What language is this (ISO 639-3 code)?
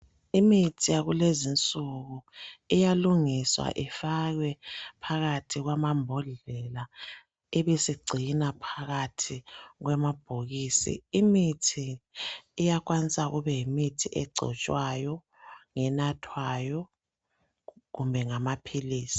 nde